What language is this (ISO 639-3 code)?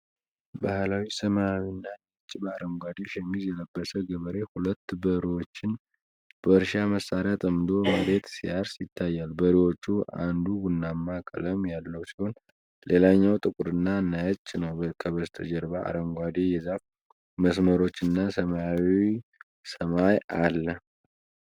amh